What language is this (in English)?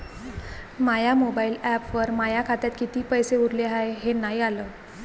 Marathi